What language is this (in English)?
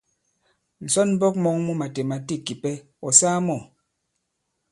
Bankon